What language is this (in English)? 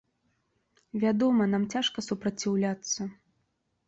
Belarusian